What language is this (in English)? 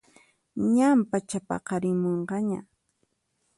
Puno Quechua